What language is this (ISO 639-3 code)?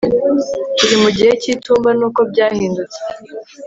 kin